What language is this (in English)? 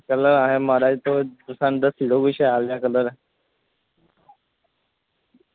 Dogri